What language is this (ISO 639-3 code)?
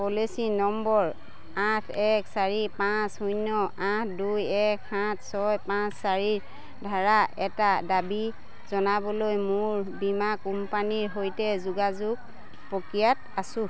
asm